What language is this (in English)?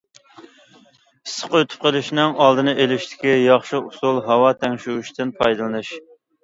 Uyghur